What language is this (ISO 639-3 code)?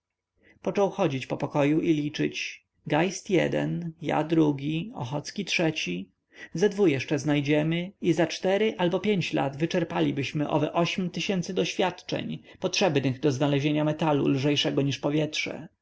pol